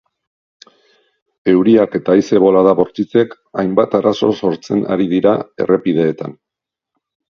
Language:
Basque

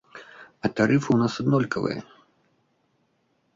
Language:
Belarusian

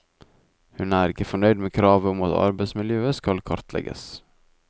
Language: Norwegian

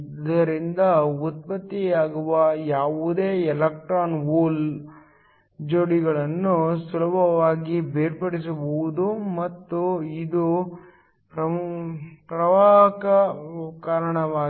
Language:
Kannada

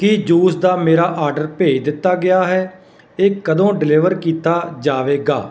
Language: Punjabi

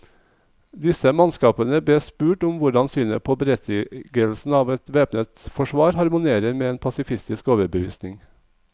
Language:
Norwegian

